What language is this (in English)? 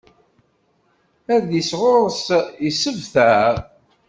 Kabyle